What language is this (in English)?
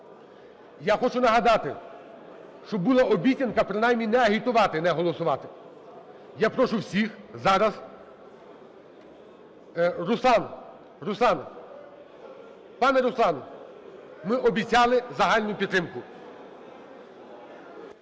Ukrainian